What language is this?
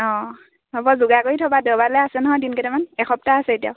Assamese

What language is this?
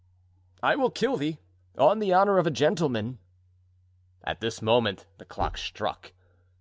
English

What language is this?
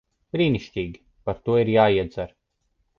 Latvian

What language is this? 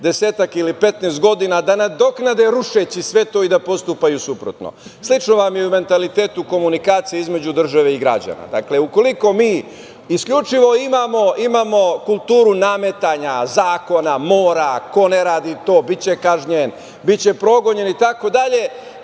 Serbian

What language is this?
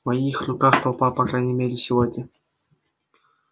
Russian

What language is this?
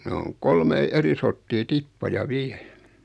Finnish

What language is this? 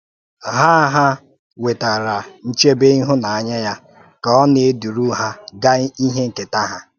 Igbo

